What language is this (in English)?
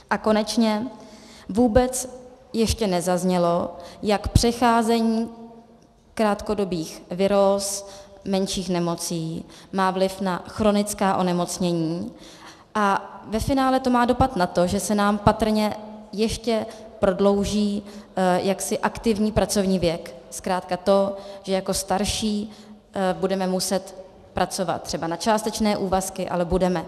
Czech